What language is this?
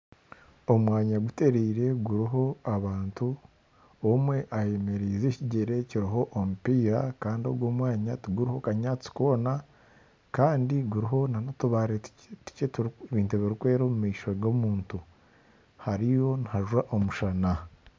Nyankole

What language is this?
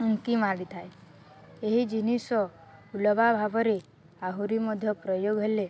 Odia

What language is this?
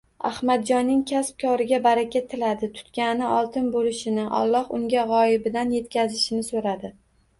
Uzbek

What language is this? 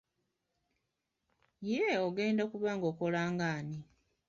Ganda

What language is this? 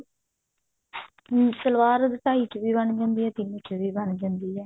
Punjabi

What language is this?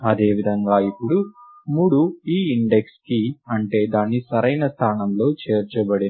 Telugu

